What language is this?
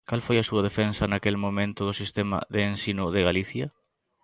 Galician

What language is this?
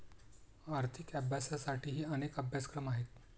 Marathi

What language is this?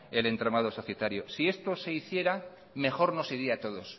Spanish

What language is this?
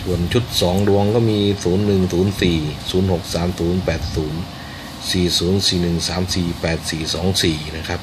Thai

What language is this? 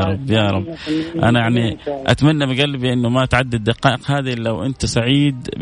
Arabic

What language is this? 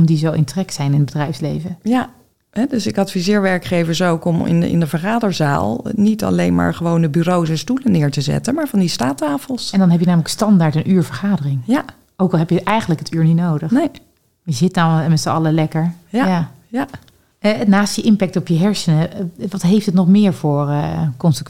Dutch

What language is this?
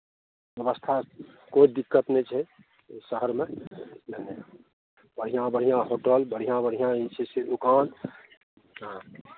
Maithili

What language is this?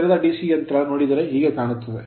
Kannada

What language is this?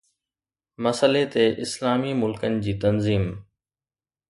Sindhi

